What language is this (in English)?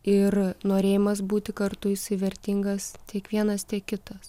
Lithuanian